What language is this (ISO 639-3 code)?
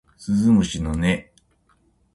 jpn